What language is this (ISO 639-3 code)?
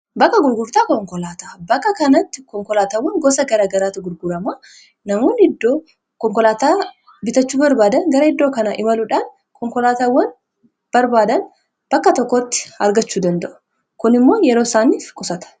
orm